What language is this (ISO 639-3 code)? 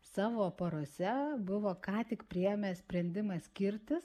lit